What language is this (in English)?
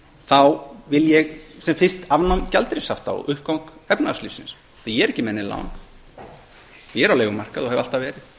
Icelandic